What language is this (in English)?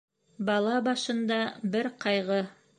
Bashkir